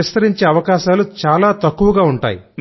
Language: Telugu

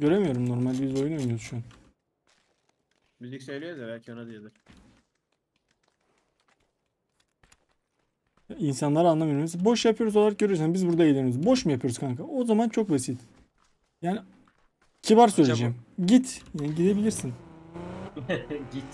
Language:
Turkish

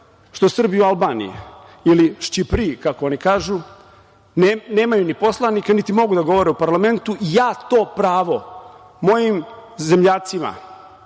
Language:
Serbian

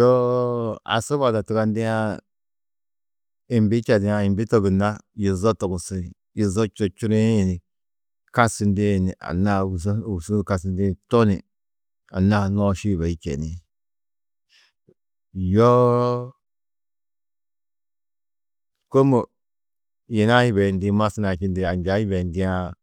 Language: Tedaga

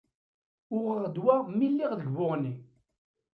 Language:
Kabyle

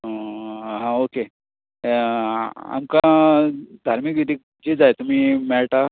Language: Konkani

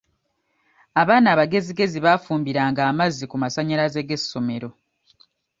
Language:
Ganda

